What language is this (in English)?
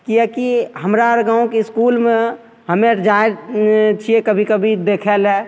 Maithili